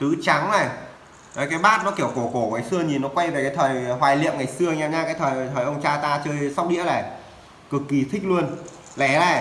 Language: Vietnamese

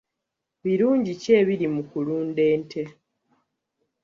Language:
Ganda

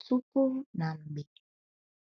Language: Igbo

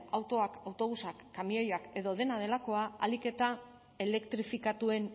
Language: Basque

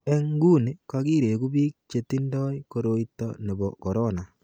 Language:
Kalenjin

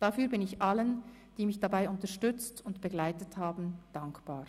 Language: Swiss German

